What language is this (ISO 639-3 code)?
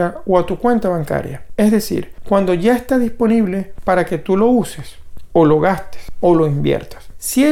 spa